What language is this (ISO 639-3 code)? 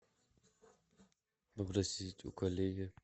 rus